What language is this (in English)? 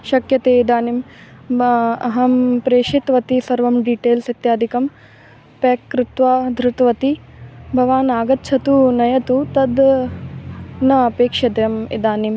Sanskrit